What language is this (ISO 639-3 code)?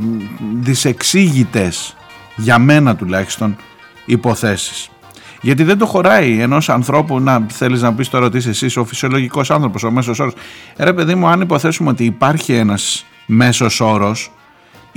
ell